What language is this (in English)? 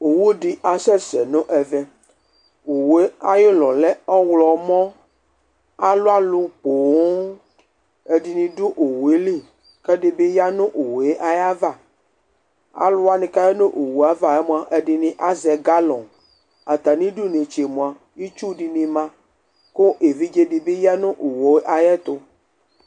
Ikposo